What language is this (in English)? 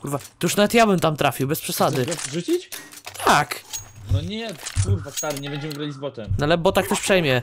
Polish